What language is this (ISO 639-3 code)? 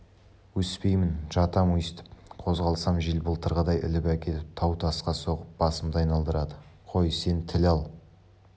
kaz